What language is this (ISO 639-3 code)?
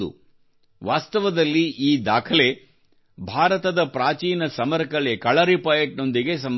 kan